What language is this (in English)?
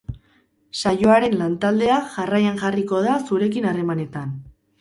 Basque